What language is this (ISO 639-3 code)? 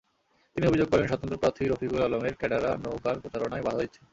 ben